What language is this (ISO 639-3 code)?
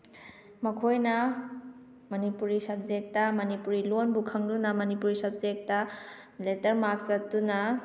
mni